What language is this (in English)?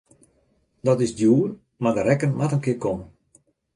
Western Frisian